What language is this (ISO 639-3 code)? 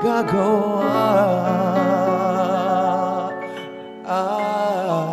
ara